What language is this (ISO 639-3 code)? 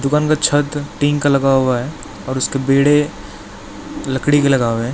hin